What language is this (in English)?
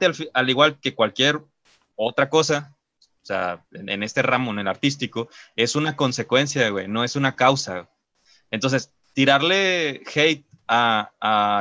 Spanish